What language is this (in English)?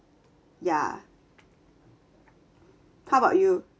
English